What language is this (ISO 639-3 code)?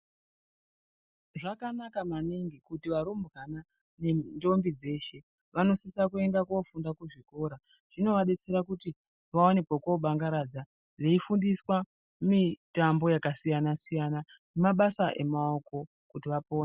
ndc